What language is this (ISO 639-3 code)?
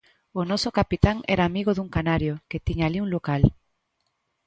glg